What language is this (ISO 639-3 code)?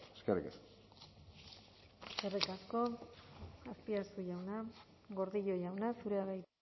eus